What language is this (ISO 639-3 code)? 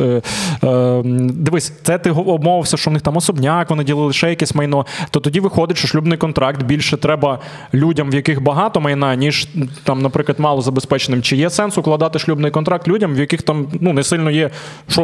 ukr